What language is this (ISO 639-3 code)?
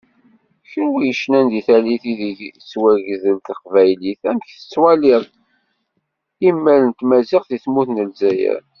kab